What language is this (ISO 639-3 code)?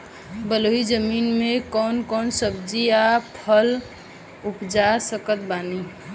bho